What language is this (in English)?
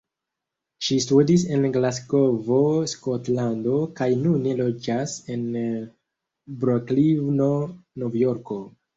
Esperanto